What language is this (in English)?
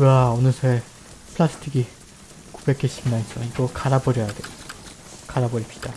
Korean